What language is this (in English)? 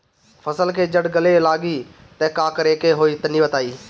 Bhojpuri